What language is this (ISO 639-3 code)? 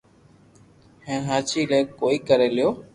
lrk